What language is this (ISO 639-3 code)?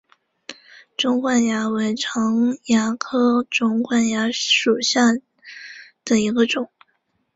zho